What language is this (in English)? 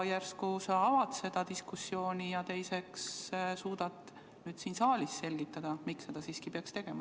Estonian